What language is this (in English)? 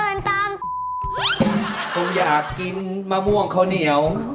Thai